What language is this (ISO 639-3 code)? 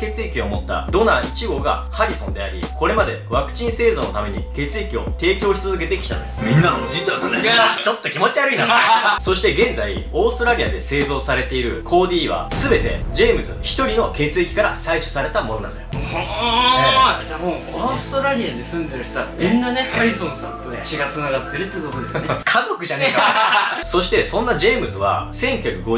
jpn